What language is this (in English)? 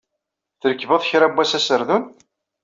Kabyle